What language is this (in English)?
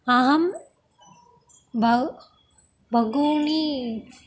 Sanskrit